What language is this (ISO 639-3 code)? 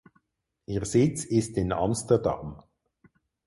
deu